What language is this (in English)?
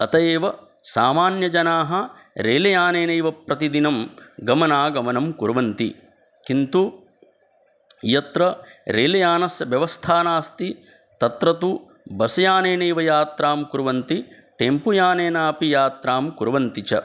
Sanskrit